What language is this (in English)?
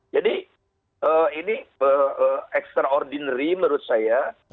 Indonesian